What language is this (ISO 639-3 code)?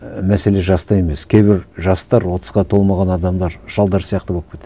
kaz